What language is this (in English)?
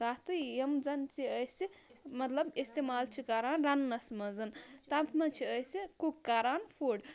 Kashmiri